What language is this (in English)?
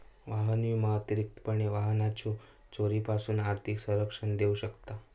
Marathi